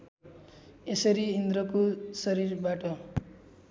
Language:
Nepali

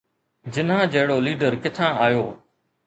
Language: Sindhi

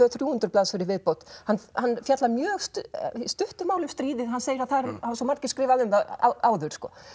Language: Icelandic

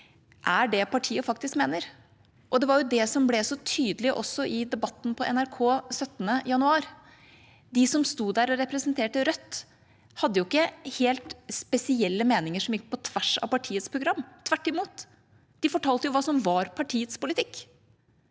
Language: Norwegian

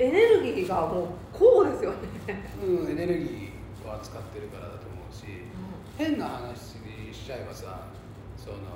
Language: Japanese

